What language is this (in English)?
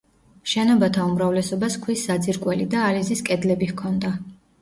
Georgian